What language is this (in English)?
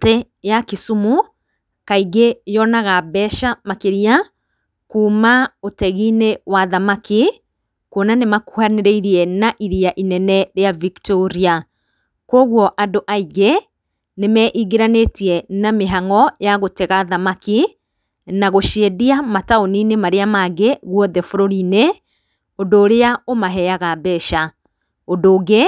Kikuyu